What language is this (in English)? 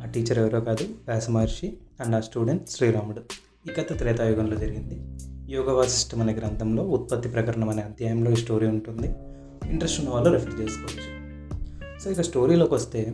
Telugu